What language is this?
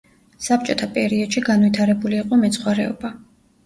Georgian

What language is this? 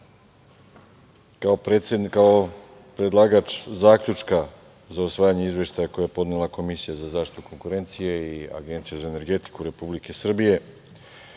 Serbian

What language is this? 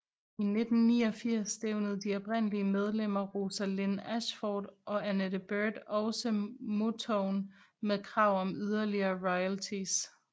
Danish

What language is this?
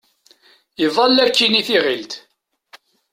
Kabyle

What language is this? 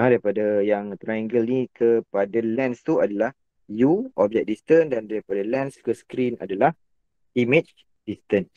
Malay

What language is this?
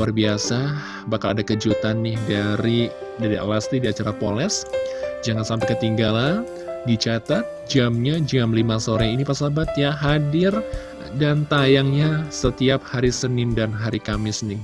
Indonesian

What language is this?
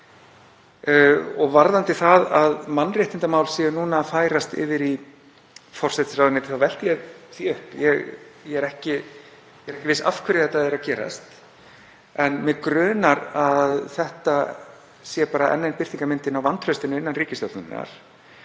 Icelandic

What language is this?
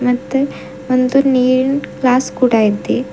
Kannada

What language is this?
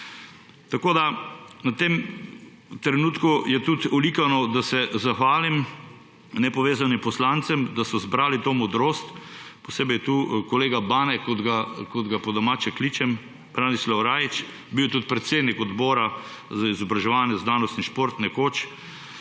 Slovenian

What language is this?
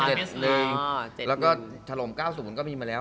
Thai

